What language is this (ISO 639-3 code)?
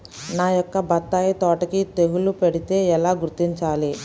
tel